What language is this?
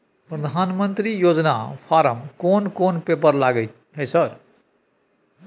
Maithili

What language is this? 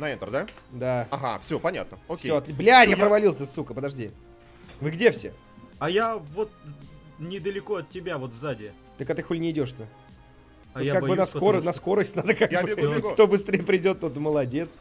Russian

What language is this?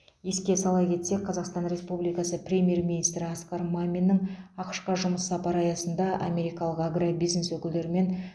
Kazakh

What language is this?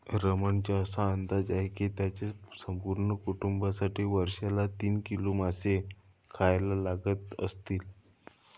Marathi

